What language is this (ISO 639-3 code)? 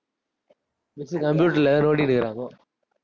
tam